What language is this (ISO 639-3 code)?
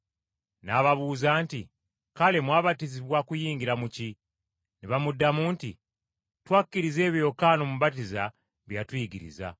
lug